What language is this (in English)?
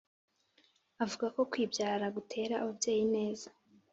Kinyarwanda